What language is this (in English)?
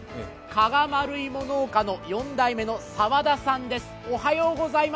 Japanese